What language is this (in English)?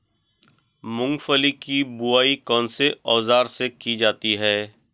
Hindi